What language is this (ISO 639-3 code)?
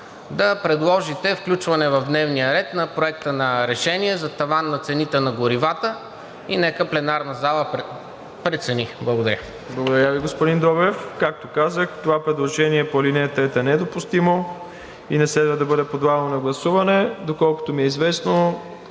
bul